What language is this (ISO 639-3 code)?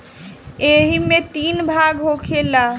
bho